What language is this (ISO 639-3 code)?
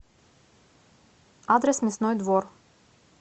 rus